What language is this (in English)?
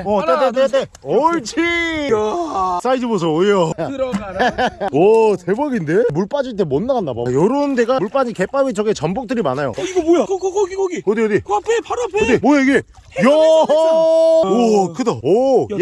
Korean